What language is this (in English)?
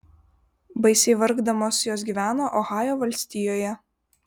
Lithuanian